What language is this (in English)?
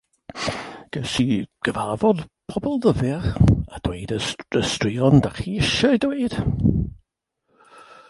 Welsh